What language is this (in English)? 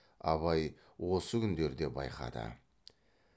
Kazakh